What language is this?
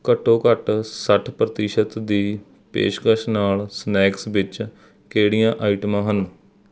Punjabi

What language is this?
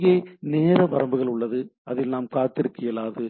Tamil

